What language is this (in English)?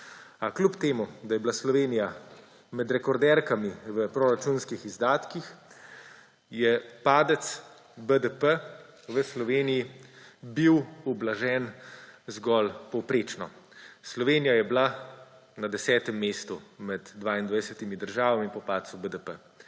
Slovenian